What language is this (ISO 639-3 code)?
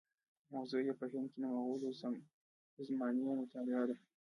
pus